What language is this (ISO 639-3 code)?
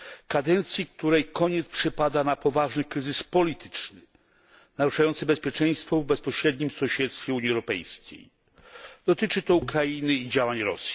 pol